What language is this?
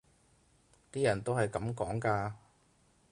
Cantonese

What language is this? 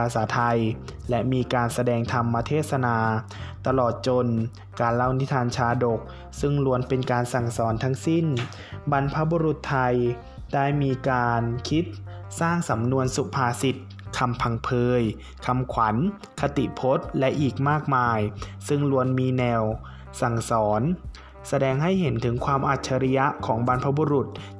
Thai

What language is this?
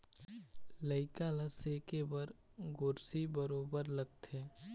Chhattisgarhi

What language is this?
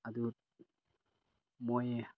Manipuri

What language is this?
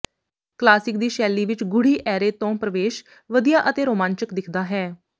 Punjabi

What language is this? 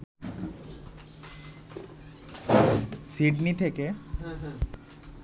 Bangla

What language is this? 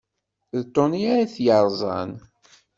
Kabyle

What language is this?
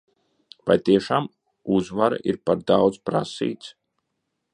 Latvian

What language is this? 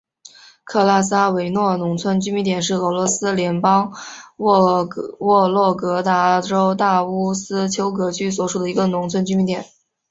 Chinese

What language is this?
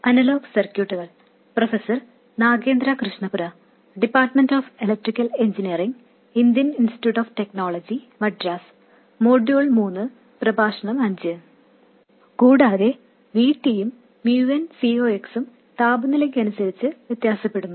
Malayalam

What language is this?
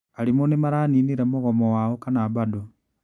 Kikuyu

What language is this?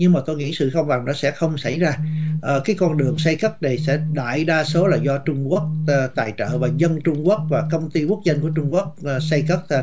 Vietnamese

